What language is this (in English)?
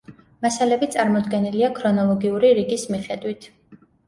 Georgian